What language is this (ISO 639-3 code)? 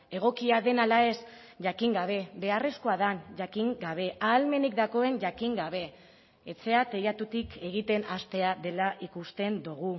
eus